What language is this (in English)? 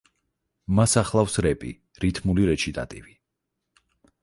Georgian